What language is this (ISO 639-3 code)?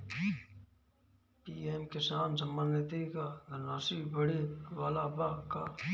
bho